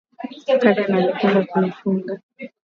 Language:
Swahili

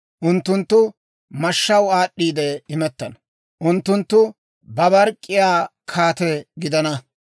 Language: Dawro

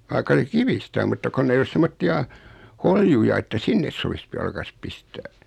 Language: Finnish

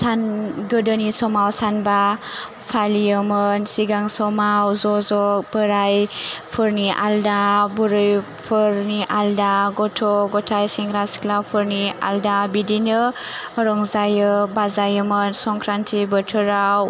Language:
Bodo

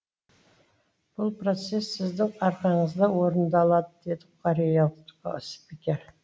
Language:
Kazakh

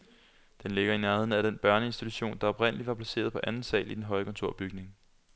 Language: Danish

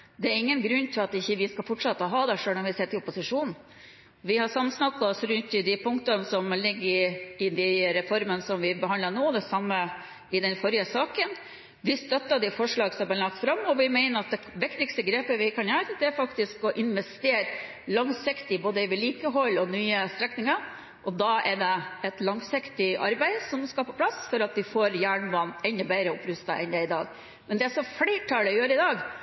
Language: Norwegian Bokmål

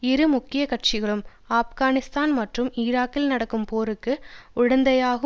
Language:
Tamil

